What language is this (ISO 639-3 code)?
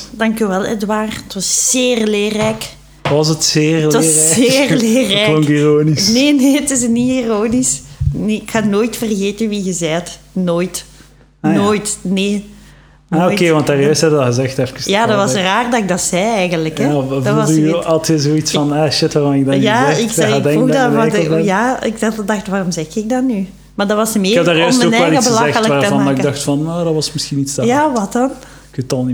nld